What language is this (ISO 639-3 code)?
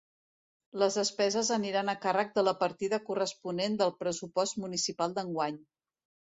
cat